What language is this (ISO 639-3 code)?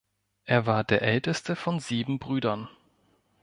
deu